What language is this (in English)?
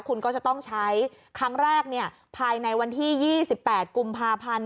Thai